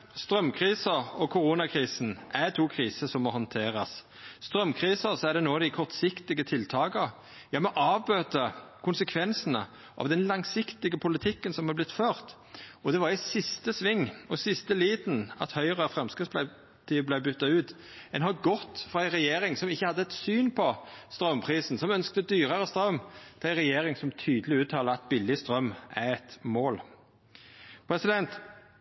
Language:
Norwegian Nynorsk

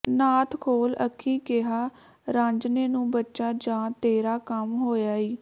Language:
Punjabi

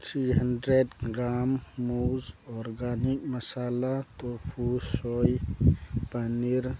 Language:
Manipuri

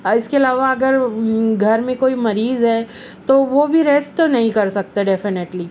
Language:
Urdu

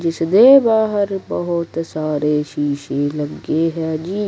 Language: Punjabi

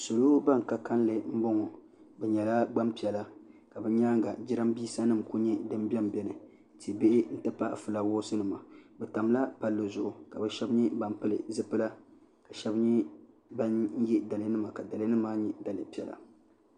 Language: Dagbani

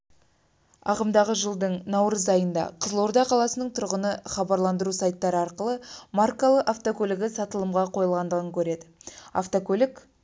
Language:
Kazakh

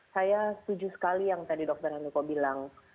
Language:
Indonesian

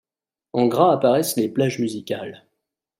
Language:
French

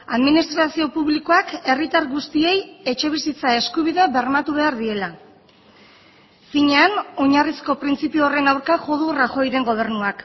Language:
Basque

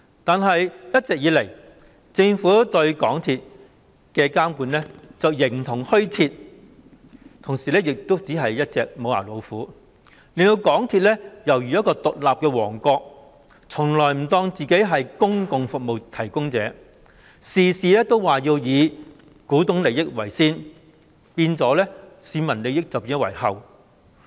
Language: Cantonese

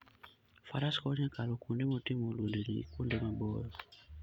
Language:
Luo (Kenya and Tanzania)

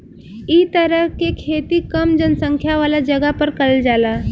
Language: Bhojpuri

